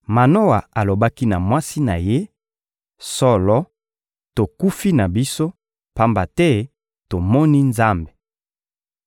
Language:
Lingala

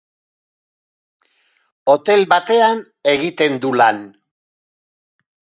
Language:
Basque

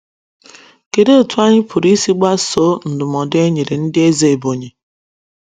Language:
Igbo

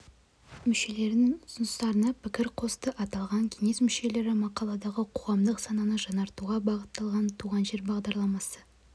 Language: Kazakh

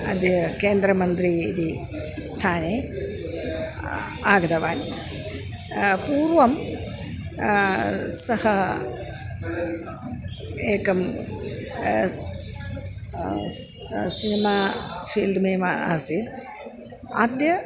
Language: Sanskrit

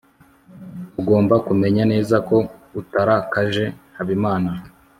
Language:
Kinyarwanda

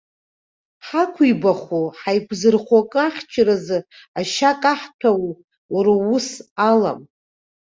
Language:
Abkhazian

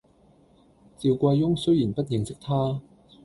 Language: Cantonese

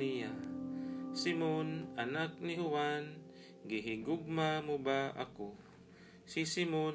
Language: Filipino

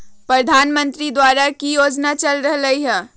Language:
Magahi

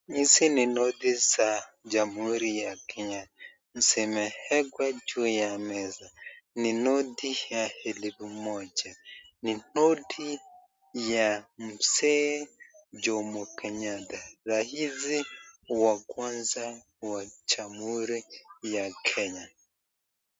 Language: Swahili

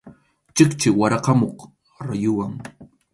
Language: Arequipa-La Unión Quechua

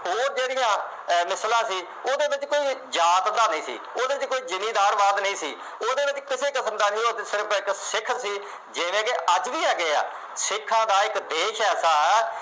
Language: Punjabi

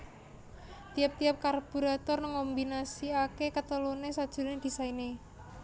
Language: Javanese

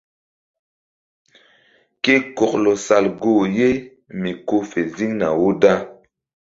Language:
Mbum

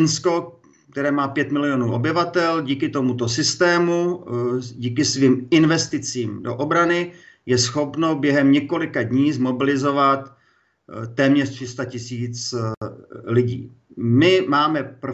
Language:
Czech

